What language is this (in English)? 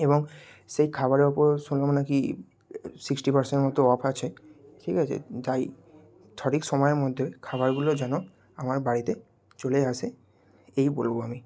Bangla